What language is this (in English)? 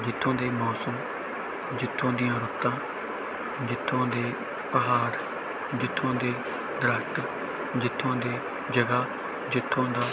Punjabi